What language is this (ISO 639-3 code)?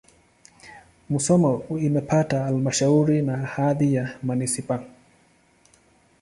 swa